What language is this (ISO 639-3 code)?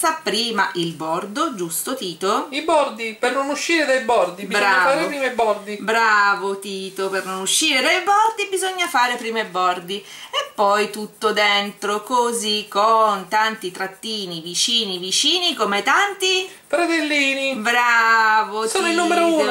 ita